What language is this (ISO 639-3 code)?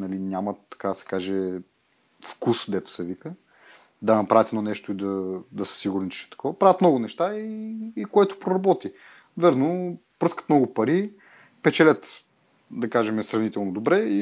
bul